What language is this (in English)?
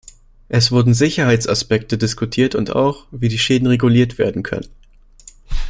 German